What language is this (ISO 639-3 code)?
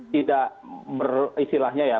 ind